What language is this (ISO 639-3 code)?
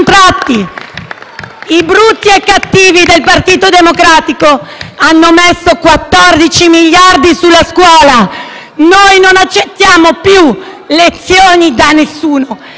ita